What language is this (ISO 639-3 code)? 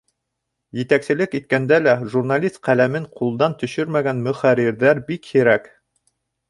bak